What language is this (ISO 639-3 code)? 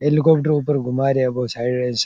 raj